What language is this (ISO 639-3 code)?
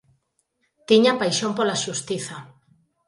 glg